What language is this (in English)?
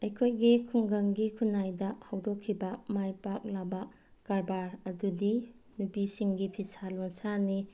Manipuri